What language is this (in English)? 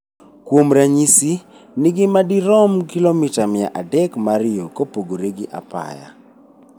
Luo (Kenya and Tanzania)